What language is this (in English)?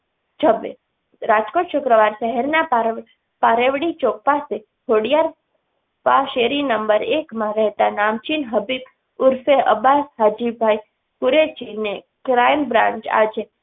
Gujarati